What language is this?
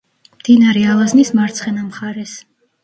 Georgian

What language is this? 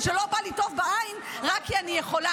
Hebrew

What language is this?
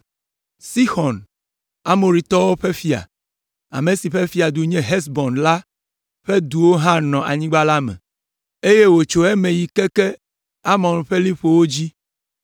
Ewe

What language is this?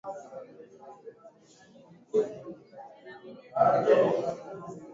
Swahili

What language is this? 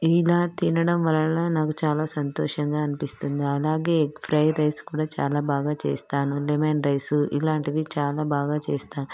Telugu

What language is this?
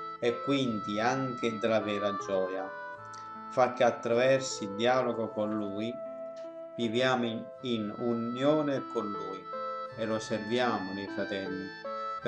Italian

